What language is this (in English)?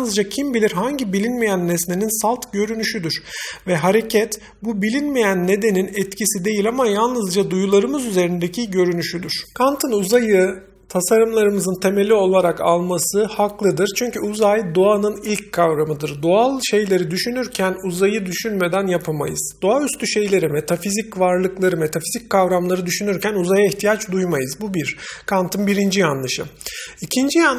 Turkish